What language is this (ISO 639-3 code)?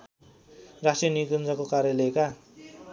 nep